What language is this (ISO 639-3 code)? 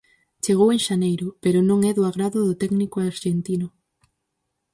glg